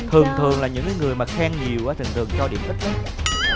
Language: Vietnamese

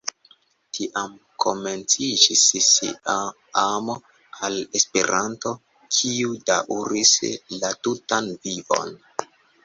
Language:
Esperanto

